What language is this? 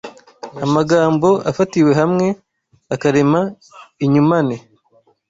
Kinyarwanda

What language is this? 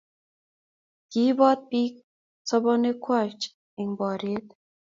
Kalenjin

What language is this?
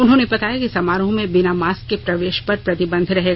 Hindi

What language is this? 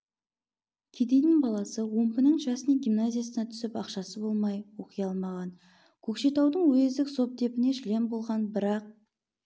Kazakh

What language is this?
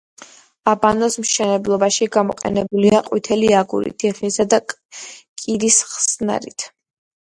Georgian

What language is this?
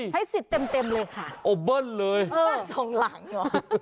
Thai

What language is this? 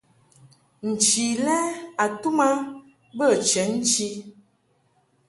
Mungaka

